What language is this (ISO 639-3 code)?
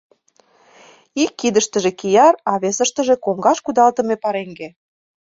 chm